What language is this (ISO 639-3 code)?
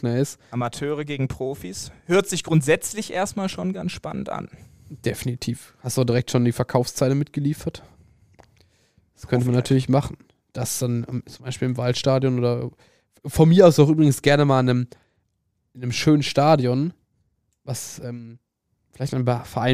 deu